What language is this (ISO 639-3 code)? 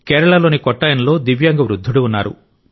tel